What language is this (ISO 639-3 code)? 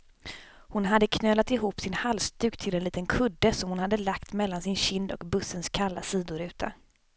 swe